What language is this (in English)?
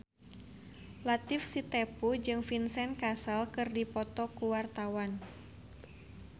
Sundanese